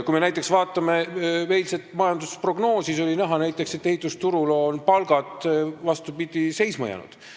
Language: Estonian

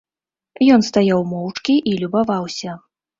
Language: Belarusian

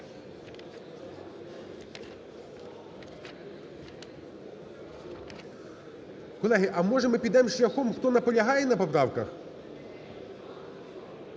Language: Ukrainian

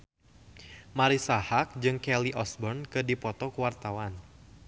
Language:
Sundanese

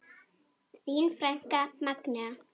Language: Icelandic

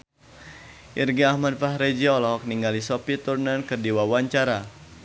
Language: Sundanese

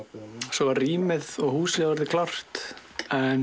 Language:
Icelandic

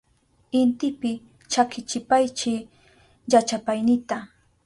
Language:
Southern Pastaza Quechua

